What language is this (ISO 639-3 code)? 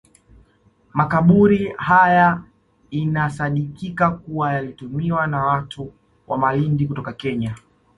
swa